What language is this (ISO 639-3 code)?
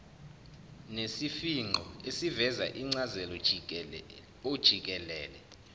zul